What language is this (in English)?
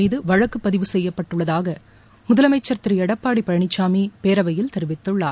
Tamil